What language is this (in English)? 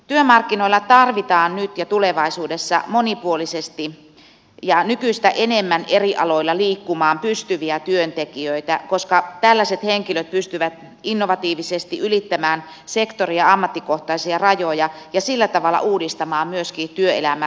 Finnish